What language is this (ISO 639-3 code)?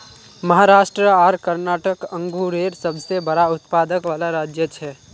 mag